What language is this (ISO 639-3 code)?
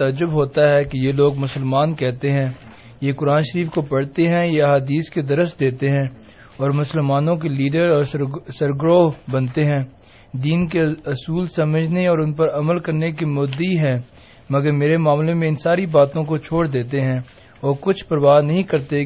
urd